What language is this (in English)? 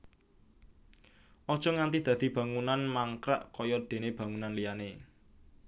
Javanese